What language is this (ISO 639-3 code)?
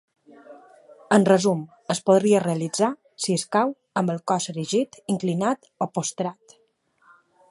cat